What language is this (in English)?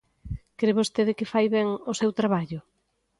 Galician